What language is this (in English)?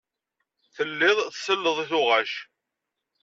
Kabyle